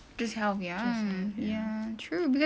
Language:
English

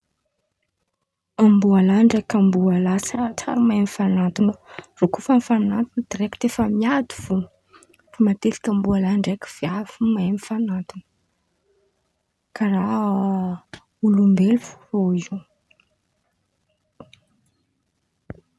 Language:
Antankarana Malagasy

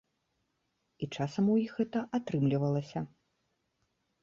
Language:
Belarusian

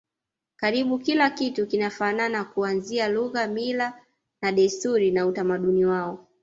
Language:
Swahili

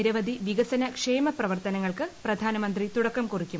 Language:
Malayalam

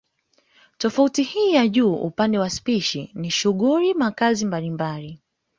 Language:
Swahili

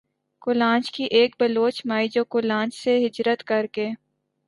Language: Urdu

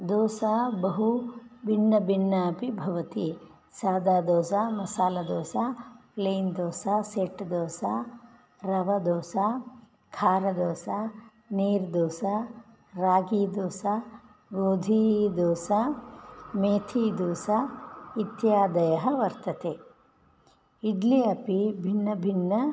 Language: Sanskrit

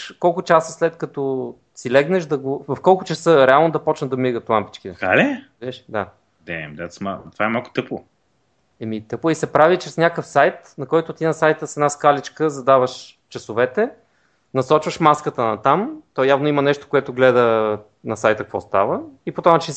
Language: Bulgarian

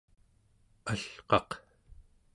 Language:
Central Yupik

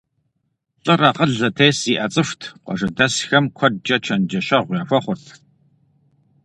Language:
Kabardian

